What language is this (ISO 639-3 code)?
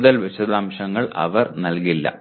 mal